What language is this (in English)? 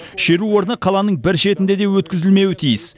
Kazakh